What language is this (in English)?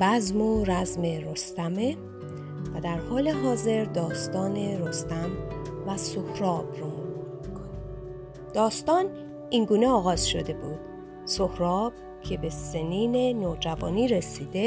Persian